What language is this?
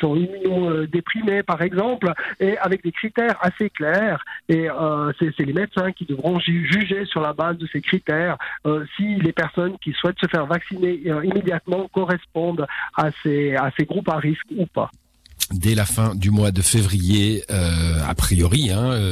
French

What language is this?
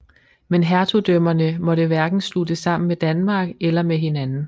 Danish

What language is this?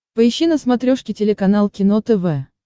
Russian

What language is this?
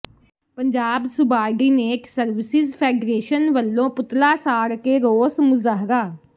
Punjabi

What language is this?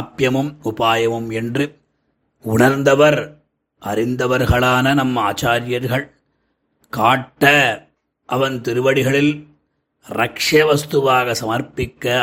Tamil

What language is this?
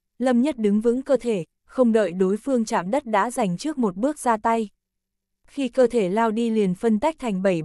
Vietnamese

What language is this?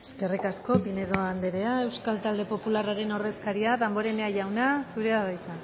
Basque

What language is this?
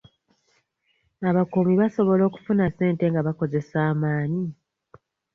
Ganda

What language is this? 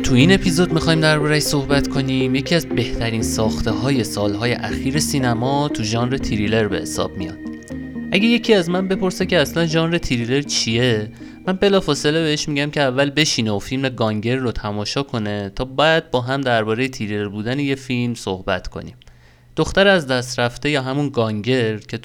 Persian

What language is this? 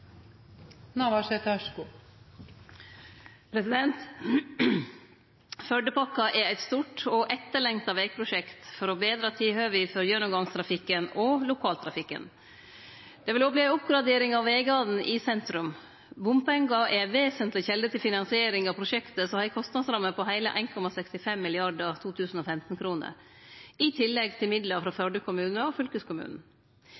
Norwegian Nynorsk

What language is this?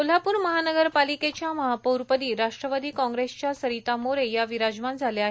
Marathi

